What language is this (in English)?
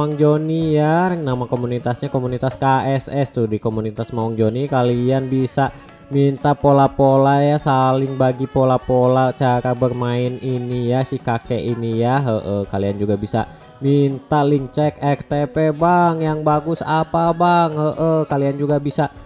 Indonesian